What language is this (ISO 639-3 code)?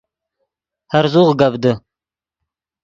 ydg